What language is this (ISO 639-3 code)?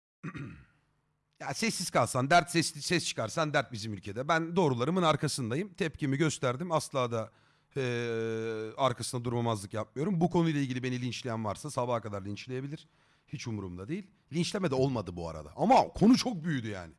tur